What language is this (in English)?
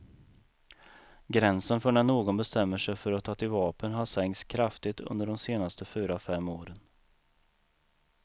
Swedish